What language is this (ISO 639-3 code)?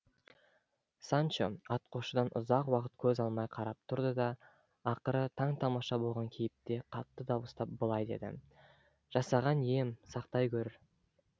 kaz